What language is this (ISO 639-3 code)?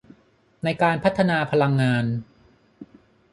tha